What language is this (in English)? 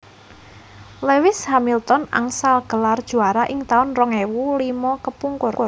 Javanese